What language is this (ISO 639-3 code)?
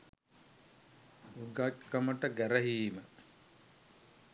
sin